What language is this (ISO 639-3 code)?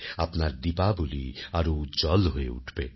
ben